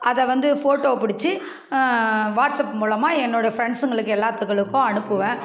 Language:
Tamil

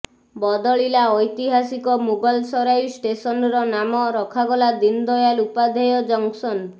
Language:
Odia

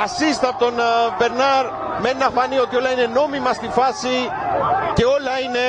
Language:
Greek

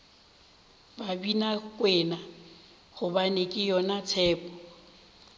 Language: Northern Sotho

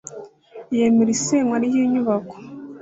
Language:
Kinyarwanda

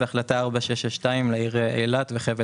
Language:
Hebrew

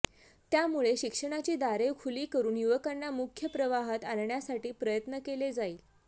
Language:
Marathi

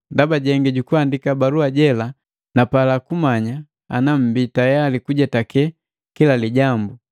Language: Matengo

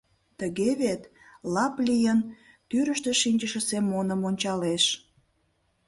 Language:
Mari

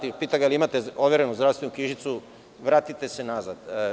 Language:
Serbian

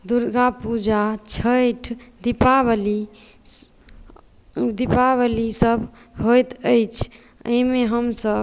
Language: Maithili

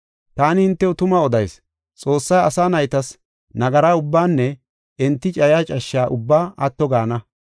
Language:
Gofa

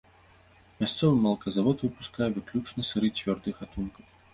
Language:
Belarusian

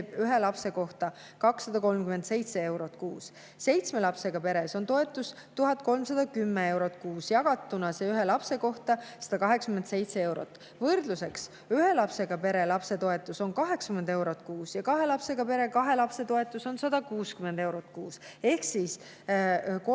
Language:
Estonian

